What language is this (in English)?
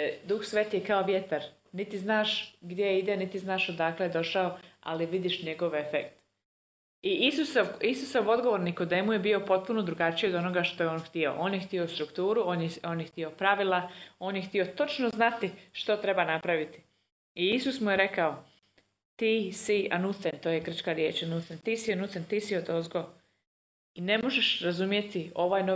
Croatian